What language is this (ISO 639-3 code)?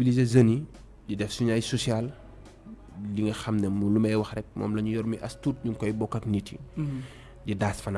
fra